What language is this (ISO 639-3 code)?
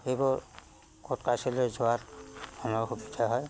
asm